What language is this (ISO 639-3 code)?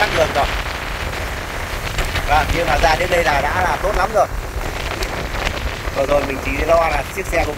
vie